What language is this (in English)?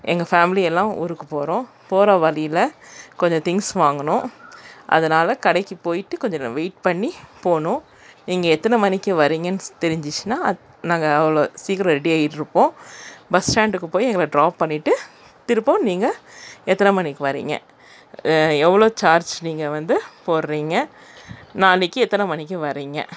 Tamil